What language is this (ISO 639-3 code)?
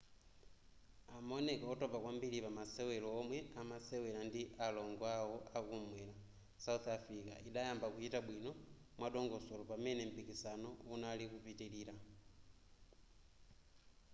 nya